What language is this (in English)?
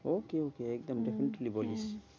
Bangla